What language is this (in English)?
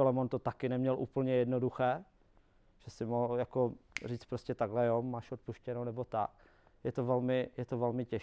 Czech